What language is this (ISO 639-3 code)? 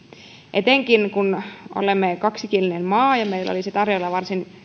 fin